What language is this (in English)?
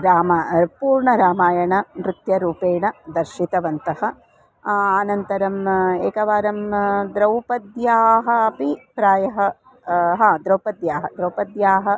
Sanskrit